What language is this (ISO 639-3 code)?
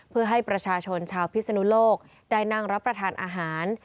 tha